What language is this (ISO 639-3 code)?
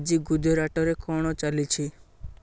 ori